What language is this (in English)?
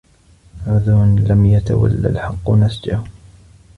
Arabic